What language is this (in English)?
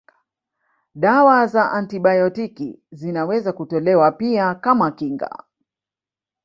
Swahili